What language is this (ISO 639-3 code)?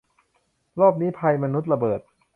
tha